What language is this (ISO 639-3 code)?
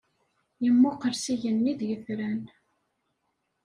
kab